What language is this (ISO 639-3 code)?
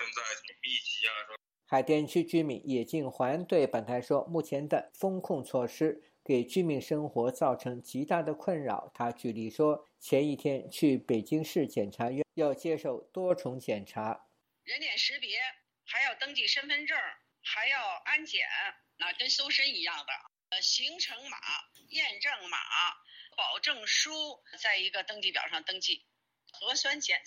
zho